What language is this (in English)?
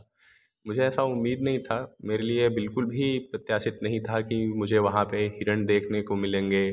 Hindi